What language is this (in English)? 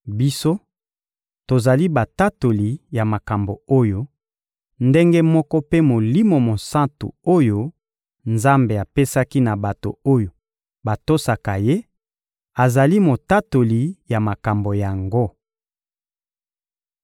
Lingala